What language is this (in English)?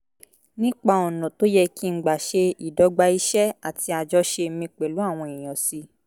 Yoruba